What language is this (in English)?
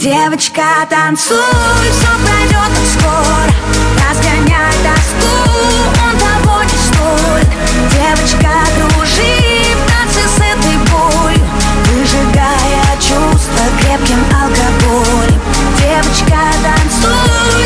Russian